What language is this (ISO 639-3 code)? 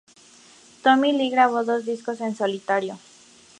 spa